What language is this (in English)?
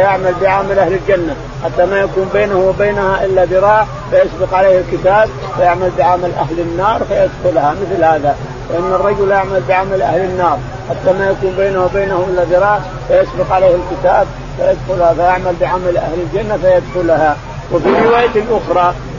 Arabic